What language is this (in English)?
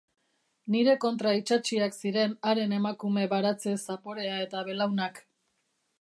Basque